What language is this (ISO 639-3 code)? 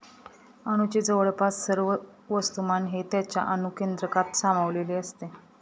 mar